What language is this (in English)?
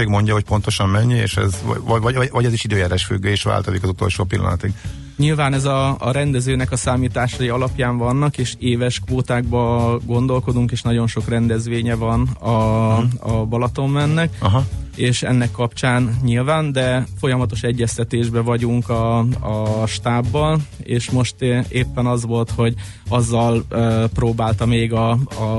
Hungarian